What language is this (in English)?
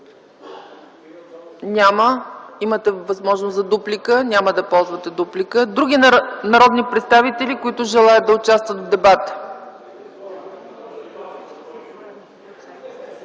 Bulgarian